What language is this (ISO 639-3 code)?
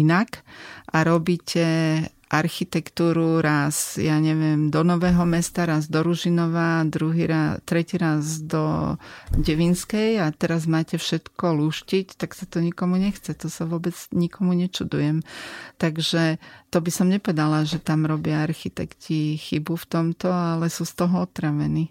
slk